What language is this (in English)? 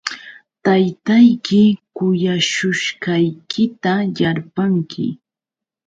Yauyos Quechua